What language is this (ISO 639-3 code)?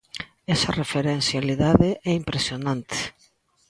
glg